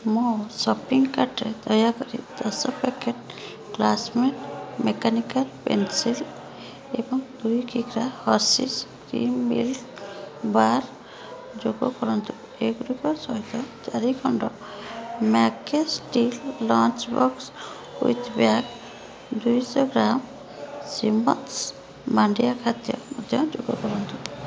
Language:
Odia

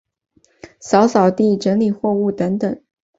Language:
Chinese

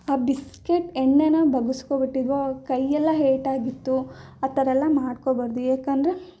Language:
Kannada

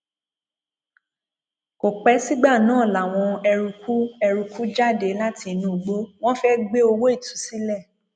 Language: Yoruba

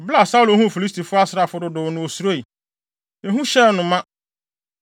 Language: Akan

